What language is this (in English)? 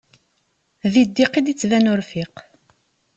Kabyle